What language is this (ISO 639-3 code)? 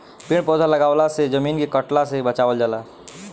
bho